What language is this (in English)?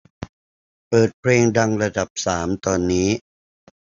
Thai